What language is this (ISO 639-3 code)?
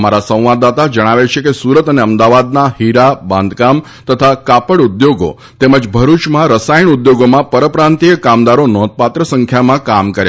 guj